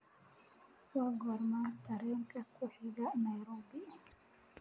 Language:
Somali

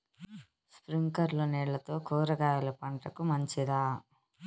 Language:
Telugu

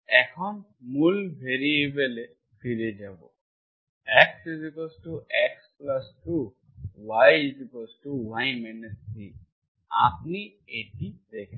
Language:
Bangla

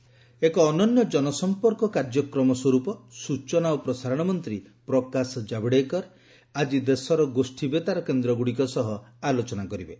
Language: Odia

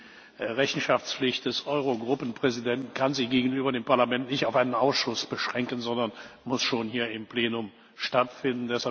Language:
German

